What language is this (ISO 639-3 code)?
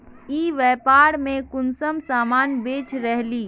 mag